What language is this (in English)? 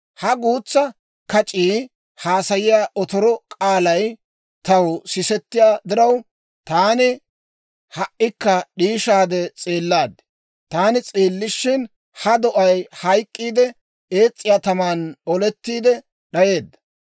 Dawro